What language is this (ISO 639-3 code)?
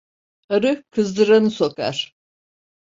tur